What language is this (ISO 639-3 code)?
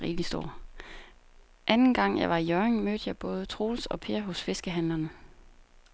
dan